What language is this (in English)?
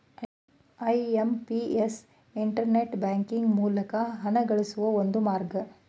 Kannada